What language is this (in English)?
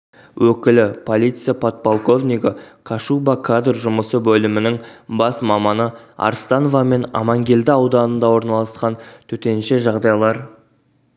Kazakh